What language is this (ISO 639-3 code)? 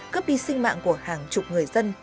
vie